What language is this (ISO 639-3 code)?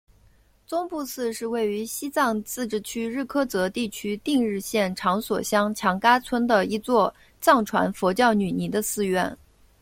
zho